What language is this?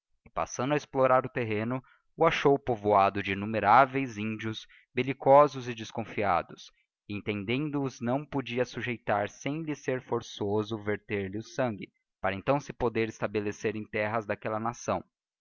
Portuguese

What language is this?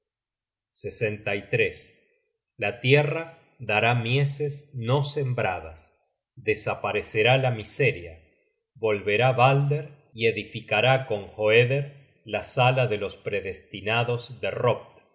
Spanish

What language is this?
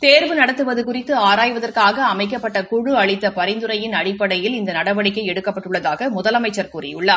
Tamil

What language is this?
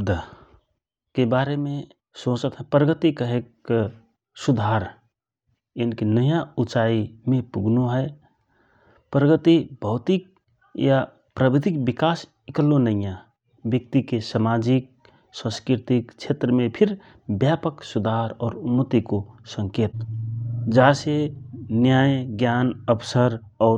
Rana Tharu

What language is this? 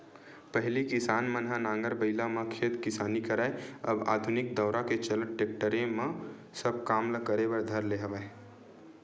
Chhattisgarhi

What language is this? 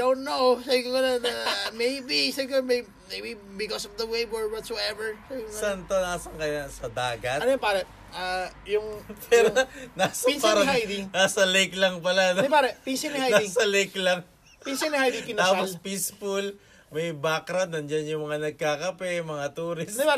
Filipino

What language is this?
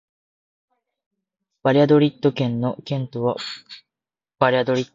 Japanese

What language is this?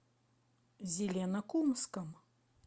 Russian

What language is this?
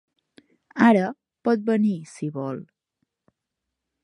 Catalan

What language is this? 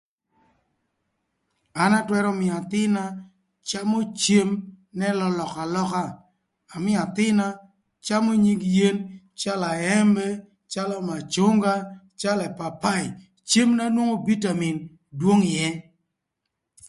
Thur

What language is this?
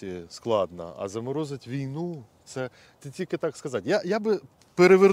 Ukrainian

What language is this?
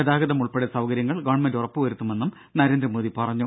Malayalam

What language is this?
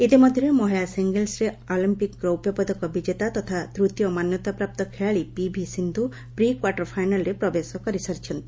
Odia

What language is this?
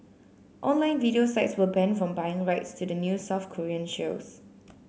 English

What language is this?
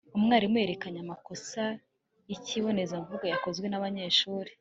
Kinyarwanda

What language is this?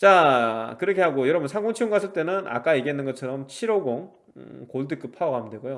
Korean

